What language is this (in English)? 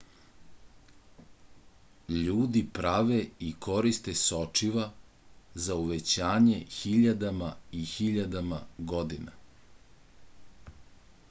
Serbian